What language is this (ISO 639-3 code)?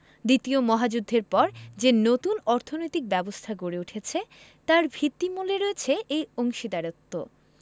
ben